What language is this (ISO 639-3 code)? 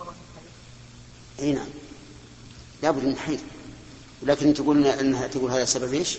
ara